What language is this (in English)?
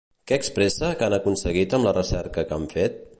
Catalan